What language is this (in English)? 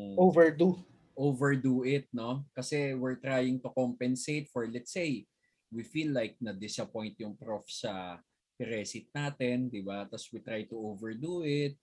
Filipino